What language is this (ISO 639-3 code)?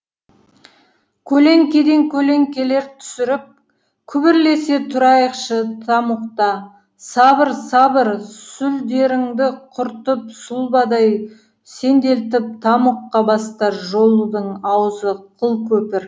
kaz